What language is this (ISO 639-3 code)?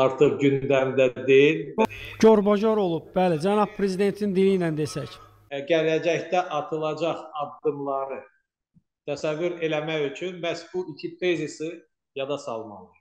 tur